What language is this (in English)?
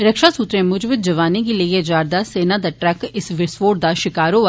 Dogri